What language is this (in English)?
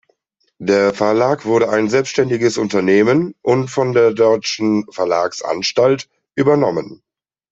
German